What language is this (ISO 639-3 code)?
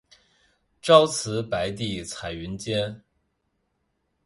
zho